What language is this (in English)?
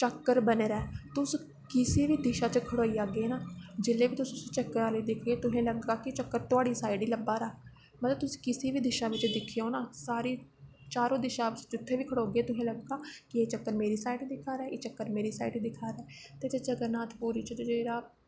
Dogri